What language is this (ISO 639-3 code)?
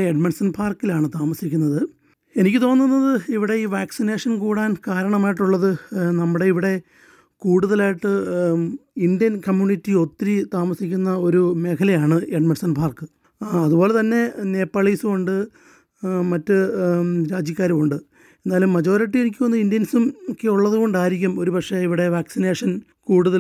mal